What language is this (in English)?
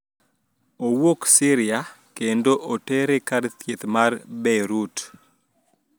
Luo (Kenya and Tanzania)